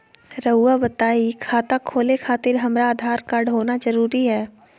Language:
Magahi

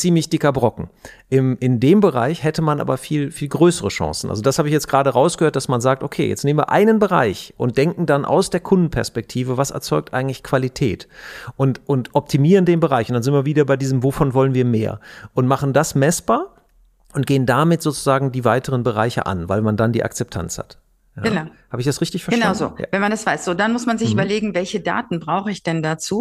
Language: German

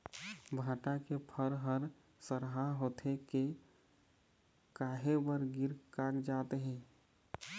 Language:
Chhattisgarhi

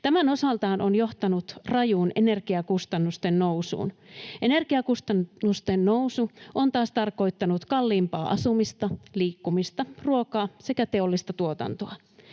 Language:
Finnish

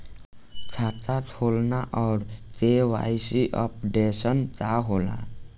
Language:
Bhojpuri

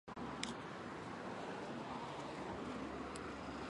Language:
Chinese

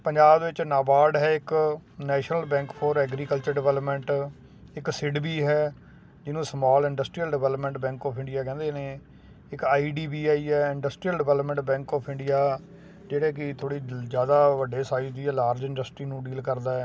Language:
Punjabi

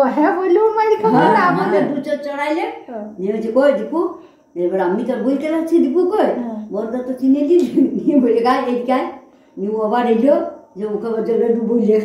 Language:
English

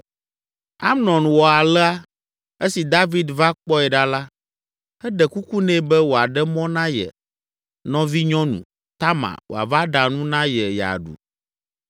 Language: Ewe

